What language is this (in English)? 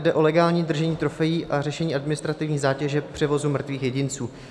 Czech